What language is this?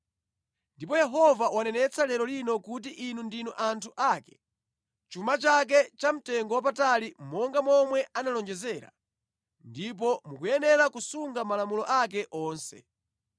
Nyanja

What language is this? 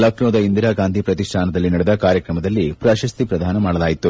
Kannada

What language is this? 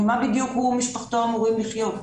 Hebrew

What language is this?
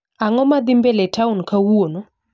Luo (Kenya and Tanzania)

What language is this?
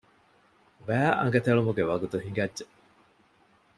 Divehi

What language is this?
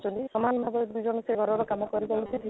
Odia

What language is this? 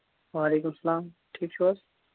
Kashmiri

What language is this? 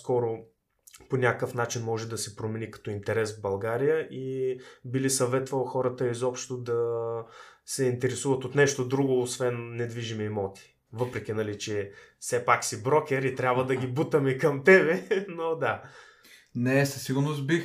Bulgarian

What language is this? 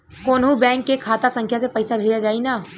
Bhojpuri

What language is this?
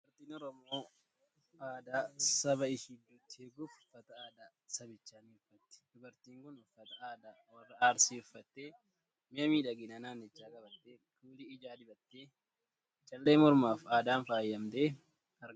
Oromo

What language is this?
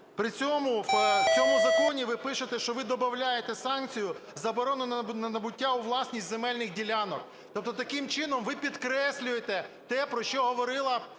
Ukrainian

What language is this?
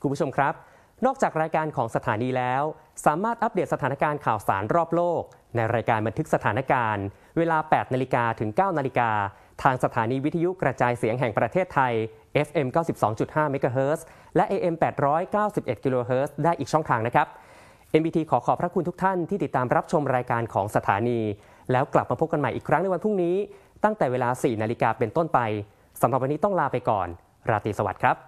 Thai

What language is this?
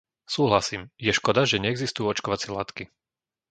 Slovak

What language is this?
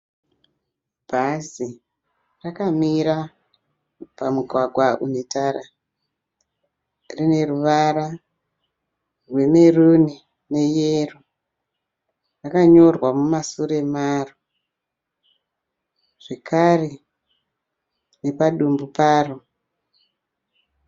Shona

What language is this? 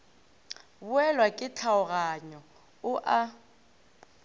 Northern Sotho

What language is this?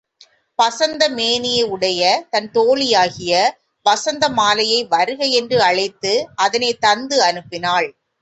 Tamil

